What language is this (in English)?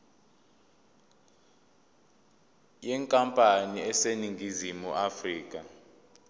Zulu